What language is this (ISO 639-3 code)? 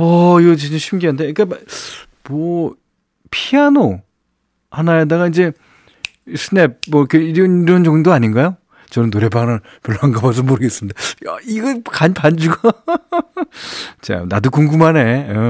kor